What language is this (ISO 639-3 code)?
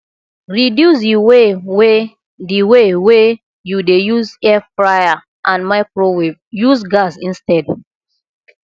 pcm